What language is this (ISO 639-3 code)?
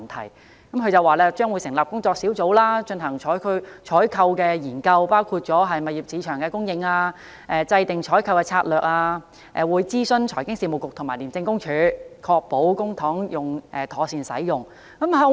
yue